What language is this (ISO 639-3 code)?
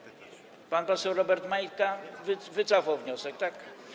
pol